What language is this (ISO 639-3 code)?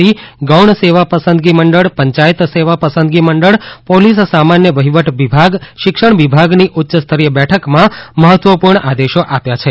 guj